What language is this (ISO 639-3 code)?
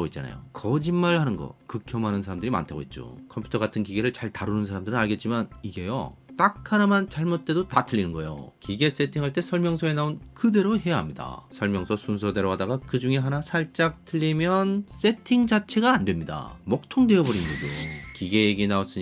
kor